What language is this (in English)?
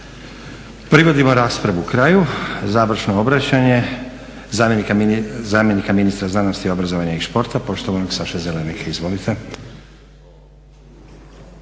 Croatian